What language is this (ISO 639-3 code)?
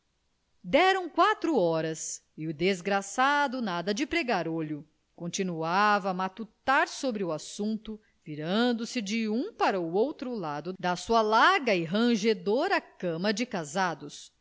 por